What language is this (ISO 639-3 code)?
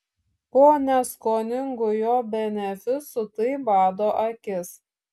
lit